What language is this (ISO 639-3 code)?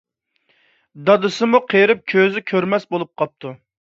uig